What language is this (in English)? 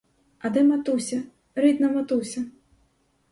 Ukrainian